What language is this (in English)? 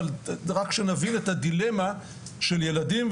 Hebrew